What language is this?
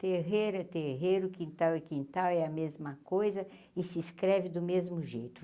Portuguese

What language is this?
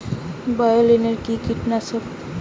Bangla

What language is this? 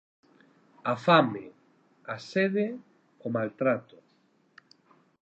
Galician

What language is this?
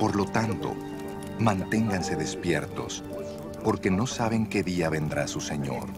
Spanish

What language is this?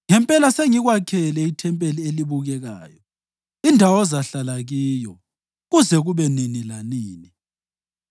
North Ndebele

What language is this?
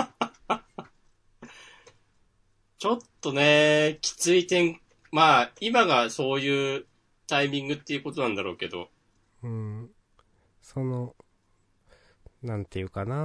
Japanese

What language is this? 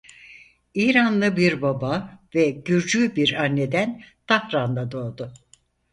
Turkish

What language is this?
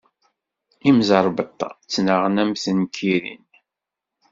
Kabyle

